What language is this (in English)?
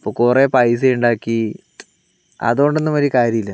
Malayalam